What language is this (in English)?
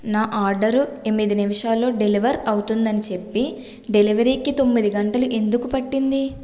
Telugu